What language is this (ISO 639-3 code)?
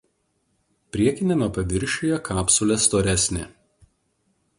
lit